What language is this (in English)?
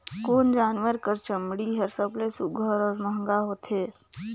Chhattisgarhi